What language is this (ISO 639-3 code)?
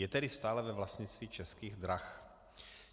ces